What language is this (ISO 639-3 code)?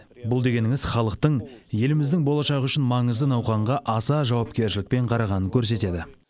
kaz